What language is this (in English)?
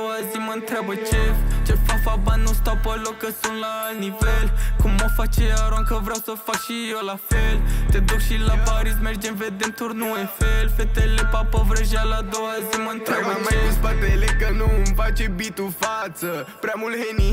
Romanian